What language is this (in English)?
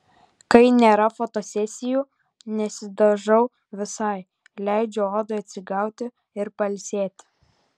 Lithuanian